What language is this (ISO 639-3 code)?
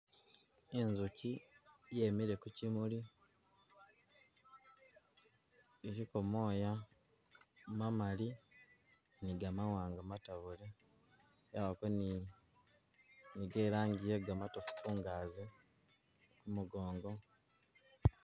myx